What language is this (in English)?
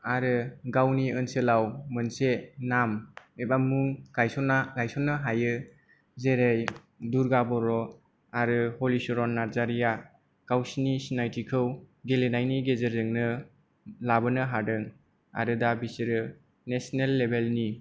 Bodo